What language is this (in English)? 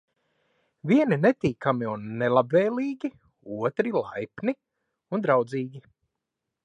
Latvian